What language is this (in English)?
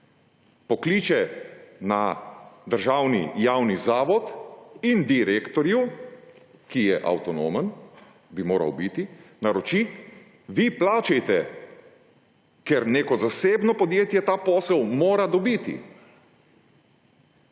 Slovenian